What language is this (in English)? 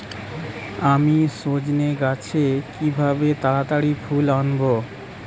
Bangla